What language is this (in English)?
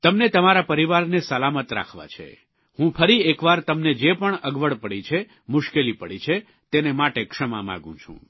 Gujarati